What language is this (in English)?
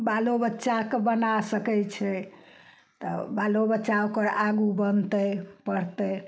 Maithili